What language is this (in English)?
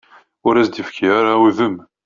Kabyle